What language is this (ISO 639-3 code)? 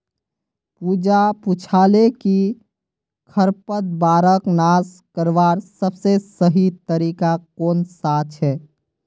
mag